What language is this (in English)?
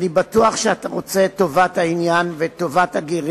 Hebrew